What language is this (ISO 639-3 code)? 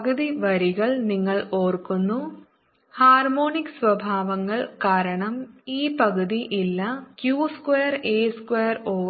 mal